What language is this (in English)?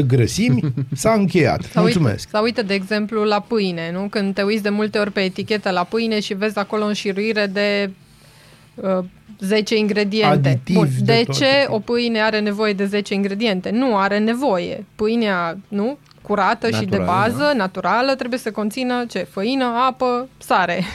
Romanian